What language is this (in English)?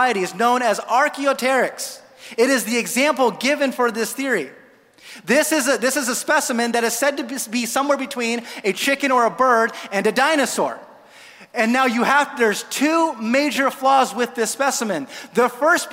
English